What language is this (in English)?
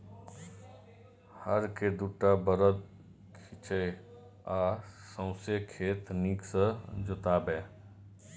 Maithili